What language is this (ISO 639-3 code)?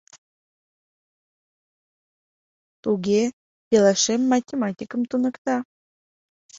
chm